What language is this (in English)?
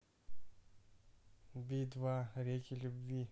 Russian